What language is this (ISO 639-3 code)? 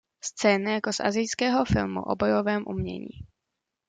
ces